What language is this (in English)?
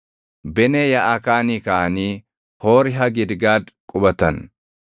Oromo